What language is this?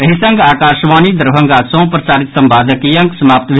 Maithili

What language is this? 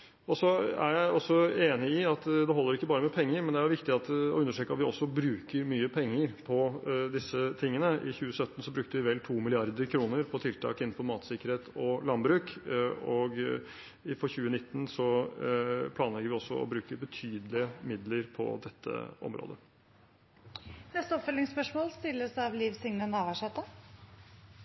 Norwegian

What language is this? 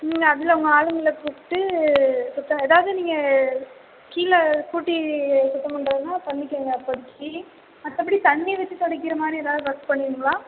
Tamil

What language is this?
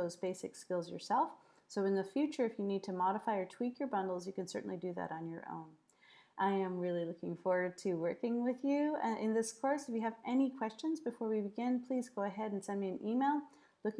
English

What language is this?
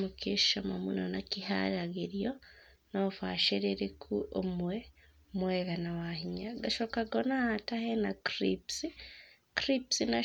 Kikuyu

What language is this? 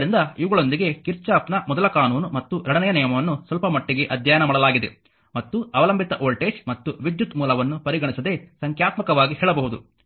Kannada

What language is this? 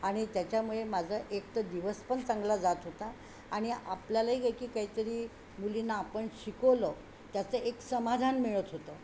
Marathi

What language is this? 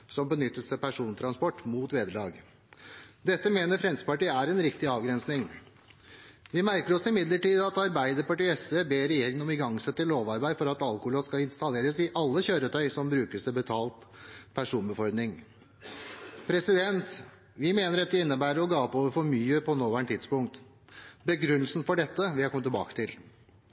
Norwegian Bokmål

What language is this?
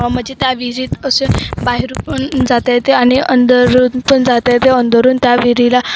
Marathi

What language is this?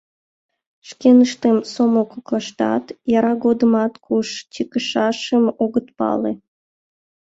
Mari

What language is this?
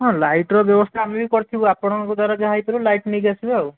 Odia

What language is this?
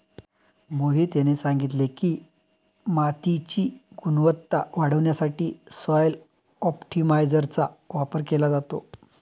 Marathi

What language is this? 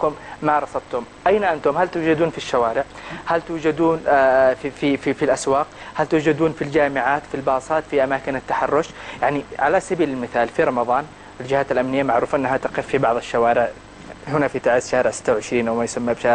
Arabic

